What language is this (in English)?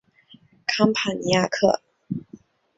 Chinese